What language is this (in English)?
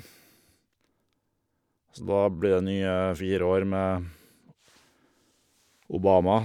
Norwegian